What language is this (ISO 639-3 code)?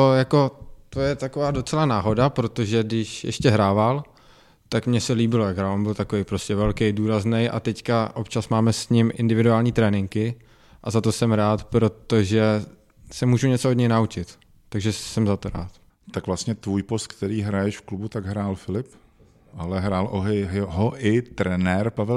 ces